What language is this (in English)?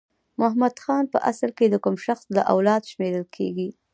Pashto